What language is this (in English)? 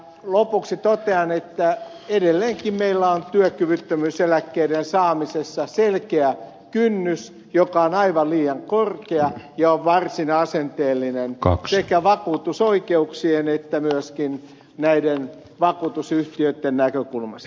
Finnish